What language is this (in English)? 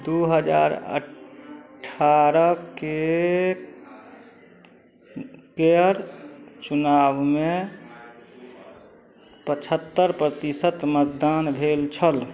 Maithili